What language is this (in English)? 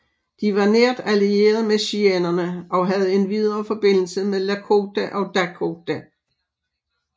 Danish